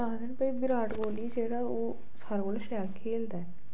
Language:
Dogri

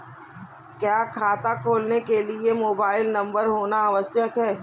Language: Hindi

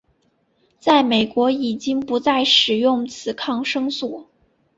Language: Chinese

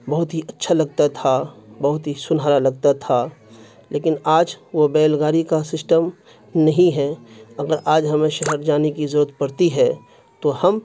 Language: Urdu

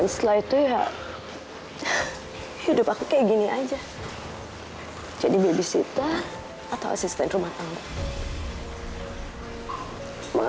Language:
Indonesian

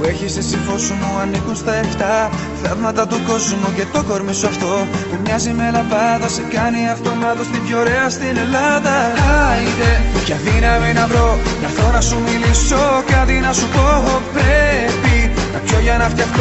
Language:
Greek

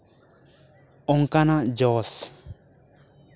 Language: Santali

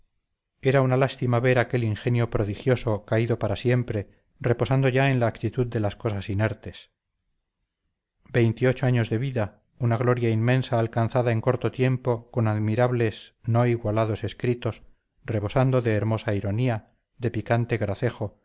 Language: Spanish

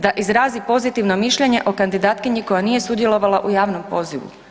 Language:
Croatian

